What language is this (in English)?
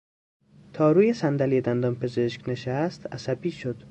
Persian